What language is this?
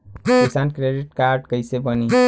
Bhojpuri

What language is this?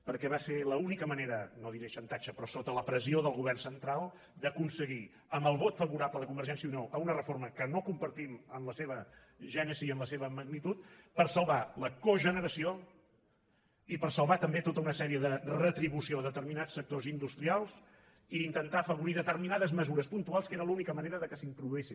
Catalan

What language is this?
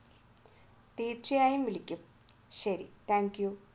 Malayalam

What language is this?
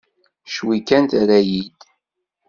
Kabyle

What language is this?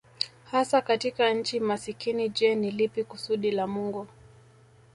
Swahili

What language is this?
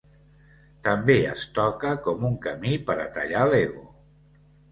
Catalan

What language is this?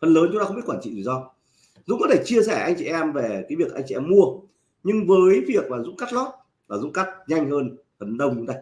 Vietnamese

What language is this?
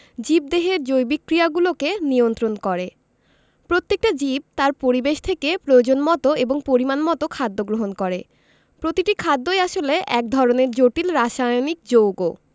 Bangla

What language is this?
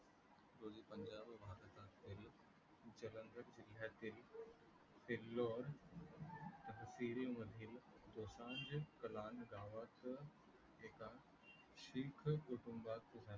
Marathi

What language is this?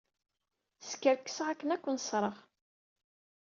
Kabyle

